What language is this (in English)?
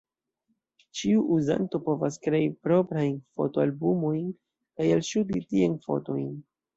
Esperanto